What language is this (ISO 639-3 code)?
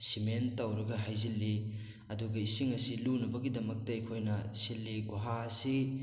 mni